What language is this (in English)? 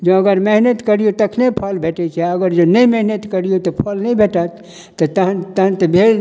Maithili